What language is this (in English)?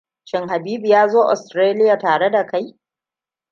Hausa